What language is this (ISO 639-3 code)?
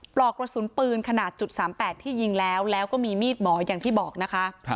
tha